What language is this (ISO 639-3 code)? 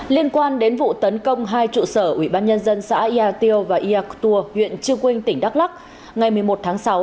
vie